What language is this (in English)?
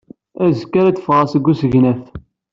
Kabyle